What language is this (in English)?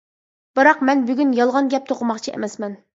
Uyghur